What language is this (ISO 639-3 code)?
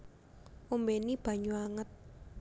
jav